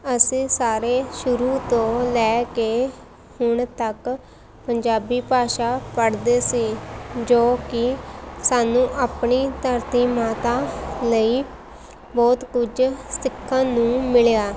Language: Punjabi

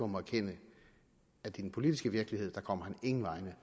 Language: Danish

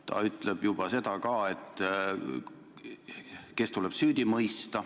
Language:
Estonian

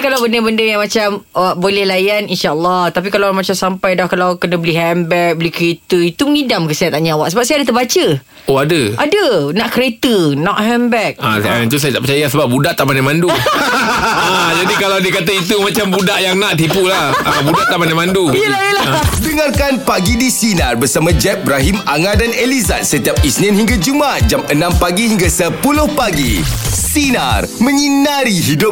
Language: Malay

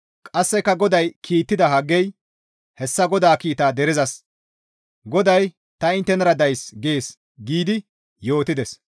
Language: Gamo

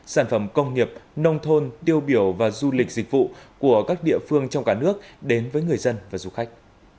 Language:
Vietnamese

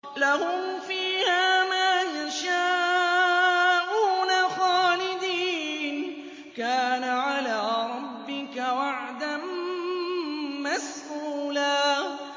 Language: Arabic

